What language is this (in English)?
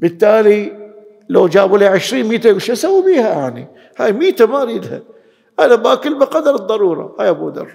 Arabic